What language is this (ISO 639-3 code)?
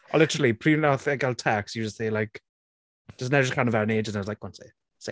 cym